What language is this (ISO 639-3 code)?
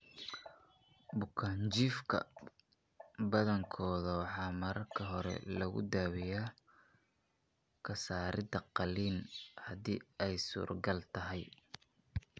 som